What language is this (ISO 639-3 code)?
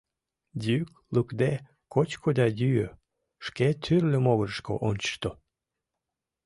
chm